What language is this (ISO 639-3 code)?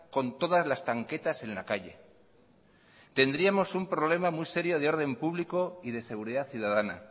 spa